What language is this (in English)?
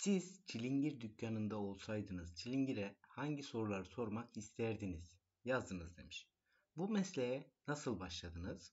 Turkish